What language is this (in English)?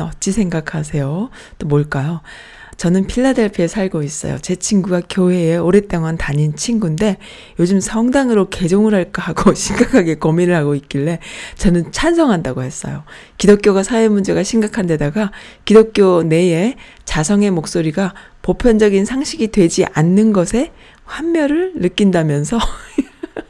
Korean